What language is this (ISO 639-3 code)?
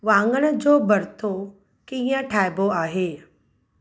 snd